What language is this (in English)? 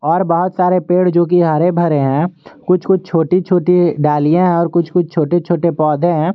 Hindi